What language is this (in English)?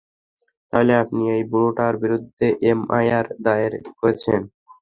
Bangla